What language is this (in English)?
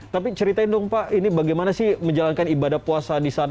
Indonesian